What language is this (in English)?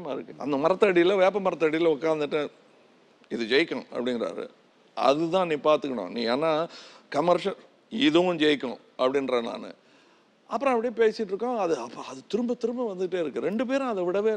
Romanian